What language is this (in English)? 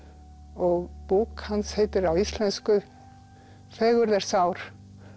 Icelandic